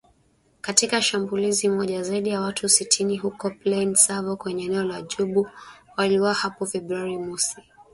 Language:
Swahili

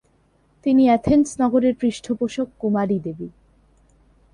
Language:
Bangla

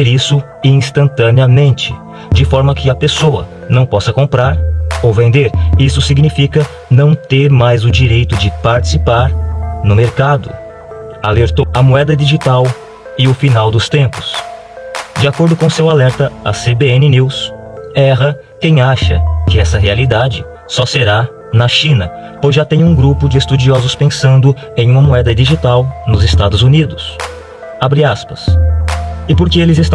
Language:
Portuguese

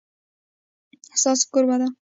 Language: Pashto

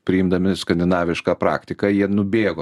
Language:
Lithuanian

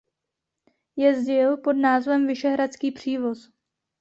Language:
Czech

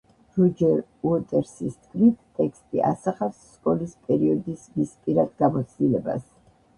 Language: Georgian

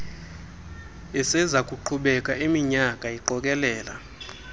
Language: Xhosa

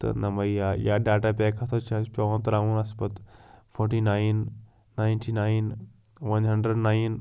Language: Kashmiri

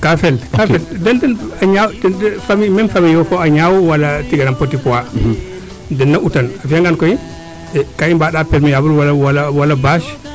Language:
Serer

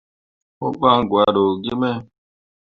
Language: Mundang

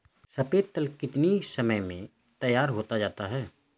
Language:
Hindi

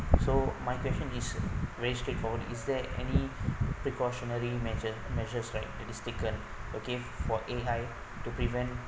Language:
English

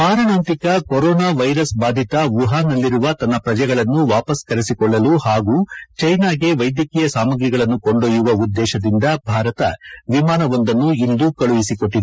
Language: Kannada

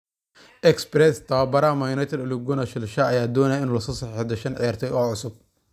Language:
Somali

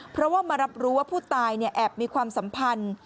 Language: Thai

